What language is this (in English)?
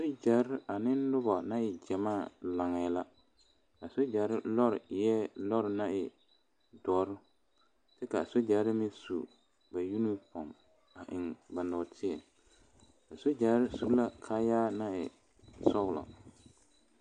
Southern Dagaare